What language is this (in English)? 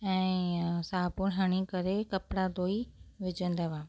Sindhi